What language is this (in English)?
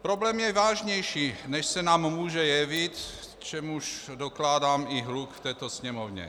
Czech